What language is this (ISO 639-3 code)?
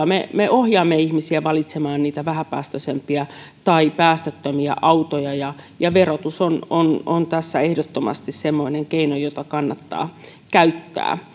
fin